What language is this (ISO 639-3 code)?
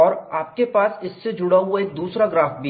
hin